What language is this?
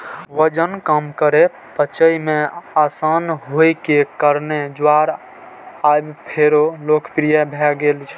Maithili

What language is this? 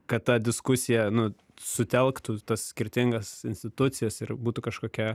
Lithuanian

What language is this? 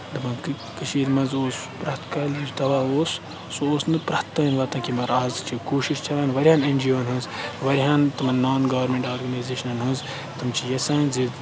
Kashmiri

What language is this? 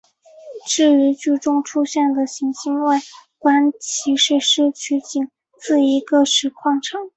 Chinese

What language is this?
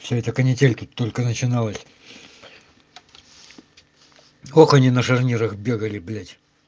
Russian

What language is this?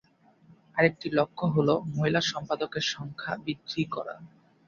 Bangla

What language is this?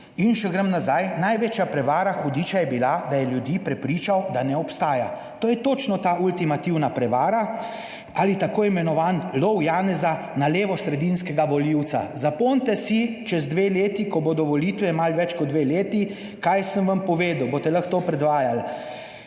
Slovenian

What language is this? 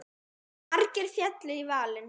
Icelandic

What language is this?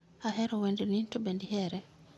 Luo (Kenya and Tanzania)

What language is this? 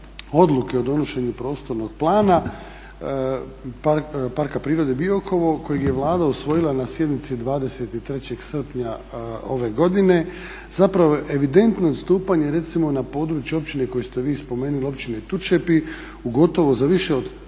Croatian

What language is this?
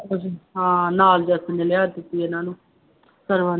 Punjabi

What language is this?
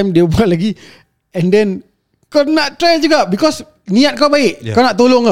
Malay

